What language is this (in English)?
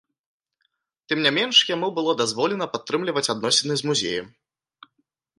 Belarusian